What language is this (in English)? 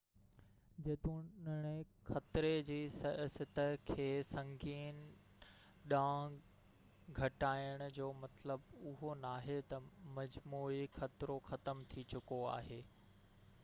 Sindhi